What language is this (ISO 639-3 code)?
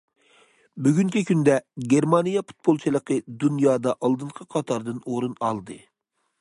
uig